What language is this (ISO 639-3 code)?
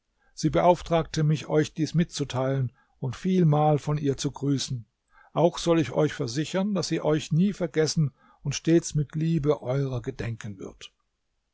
deu